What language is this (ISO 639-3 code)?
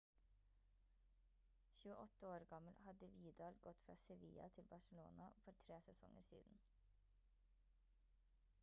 nob